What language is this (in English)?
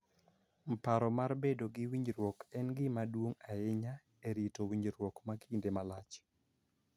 Luo (Kenya and Tanzania)